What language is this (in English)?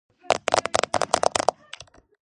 Georgian